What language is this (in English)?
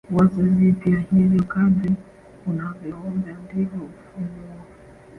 Swahili